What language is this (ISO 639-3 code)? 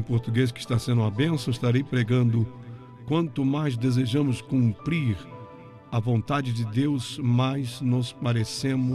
por